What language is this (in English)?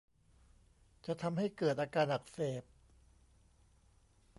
Thai